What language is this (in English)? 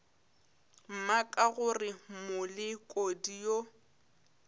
Northern Sotho